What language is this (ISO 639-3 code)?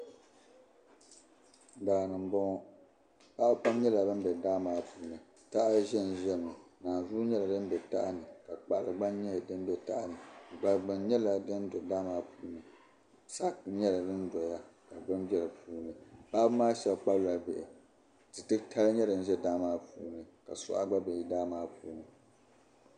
dag